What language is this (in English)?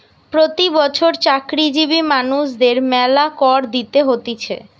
Bangla